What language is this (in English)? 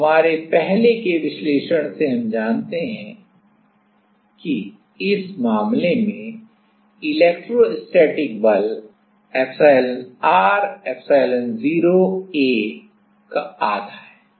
Hindi